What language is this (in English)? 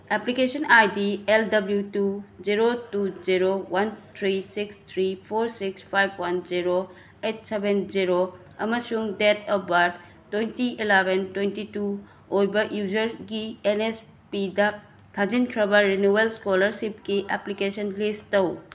Manipuri